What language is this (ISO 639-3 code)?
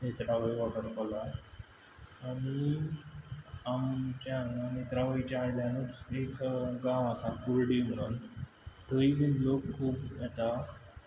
kok